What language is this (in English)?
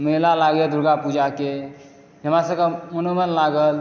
Maithili